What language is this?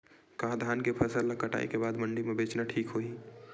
Chhattisgarhi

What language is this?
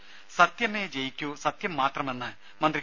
Malayalam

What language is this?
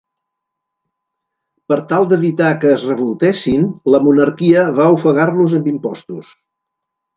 Catalan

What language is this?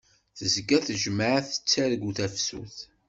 Kabyle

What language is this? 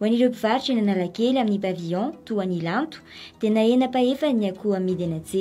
Polish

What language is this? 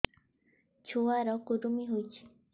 Odia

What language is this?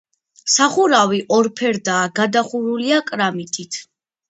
Georgian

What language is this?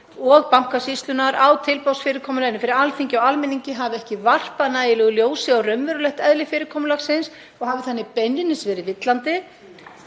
Icelandic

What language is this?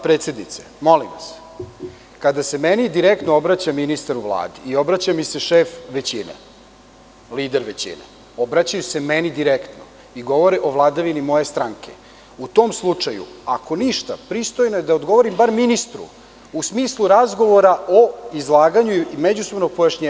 Serbian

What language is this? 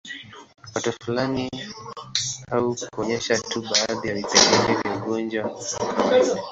Swahili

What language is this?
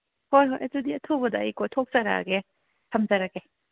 Manipuri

